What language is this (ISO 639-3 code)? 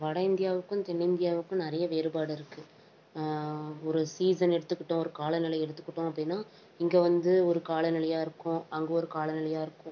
tam